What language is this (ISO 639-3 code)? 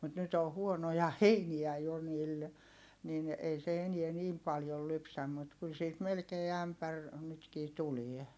fin